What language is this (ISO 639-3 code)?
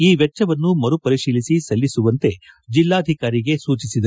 kan